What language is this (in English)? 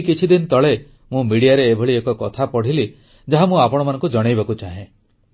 Odia